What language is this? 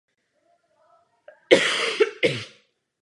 Czech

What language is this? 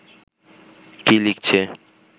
Bangla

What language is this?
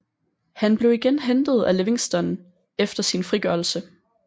Danish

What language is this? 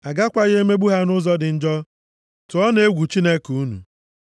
Igbo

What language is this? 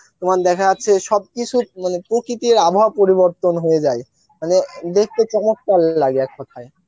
Bangla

